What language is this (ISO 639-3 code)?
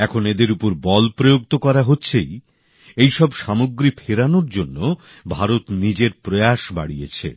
ben